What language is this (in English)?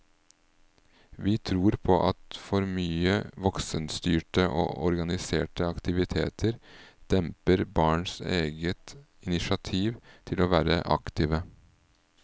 Norwegian